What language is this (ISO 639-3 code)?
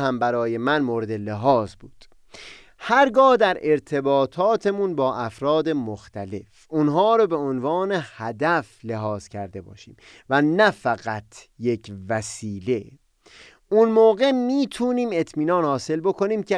fas